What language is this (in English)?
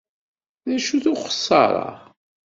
Kabyle